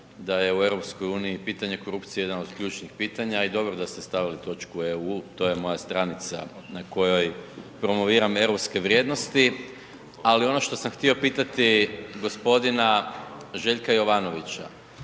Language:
Croatian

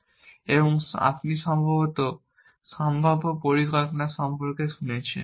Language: Bangla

